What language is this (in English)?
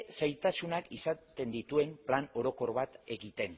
Basque